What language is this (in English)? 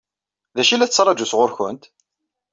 Kabyle